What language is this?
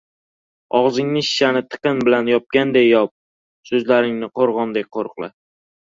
Uzbek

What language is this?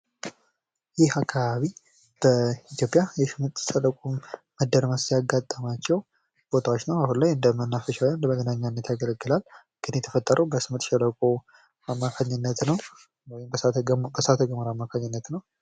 Amharic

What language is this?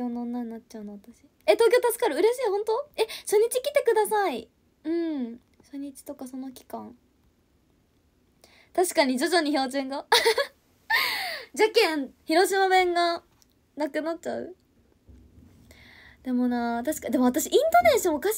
Japanese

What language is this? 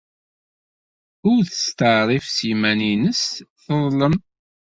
Kabyle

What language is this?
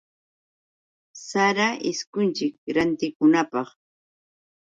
Yauyos Quechua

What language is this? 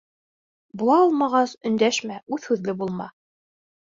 Bashkir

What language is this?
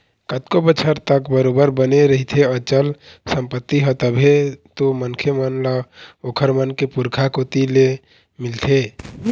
Chhattisgarhi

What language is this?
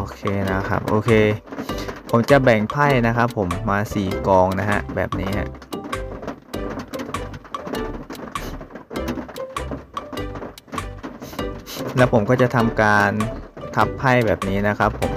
Thai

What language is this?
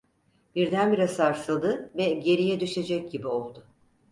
Turkish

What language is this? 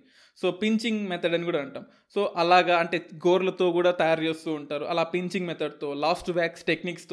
Telugu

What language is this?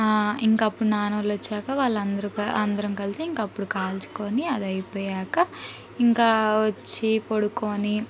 Telugu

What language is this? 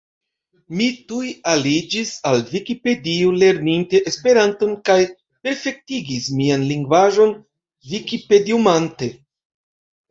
Esperanto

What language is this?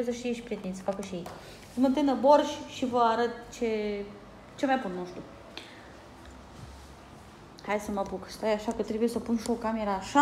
Romanian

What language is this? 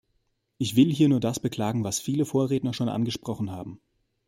German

